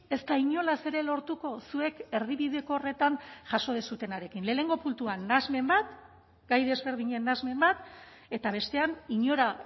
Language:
Basque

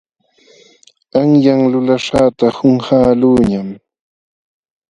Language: Jauja Wanca Quechua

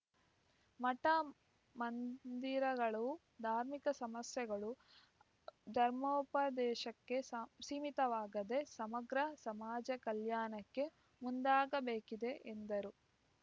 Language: Kannada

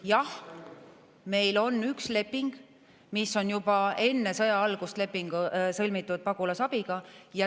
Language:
Estonian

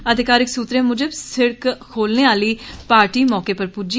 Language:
Dogri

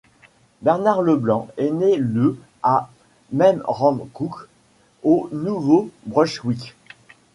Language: French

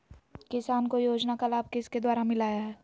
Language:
Magahi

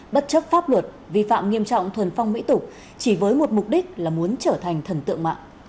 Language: Vietnamese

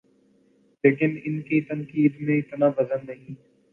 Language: Urdu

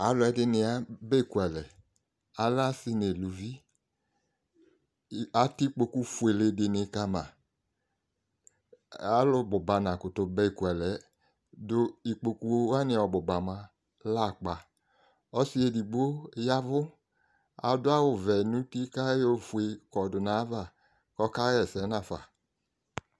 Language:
Ikposo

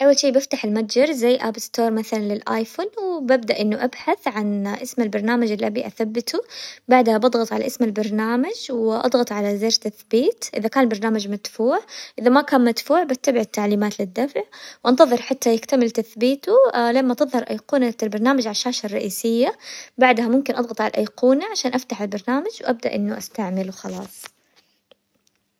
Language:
Hijazi Arabic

